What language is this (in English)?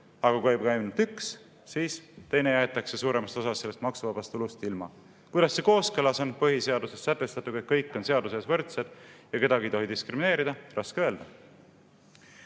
Estonian